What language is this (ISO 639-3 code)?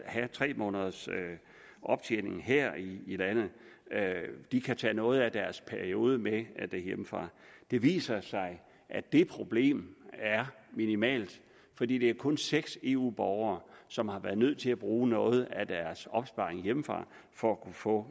dan